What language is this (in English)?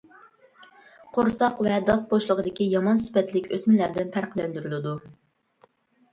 Uyghur